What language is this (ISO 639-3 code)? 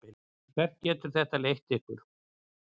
isl